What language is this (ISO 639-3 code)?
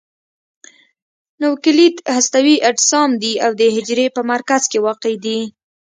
pus